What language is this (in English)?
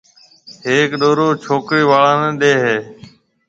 Marwari (Pakistan)